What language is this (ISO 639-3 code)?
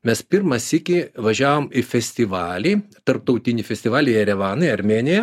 lit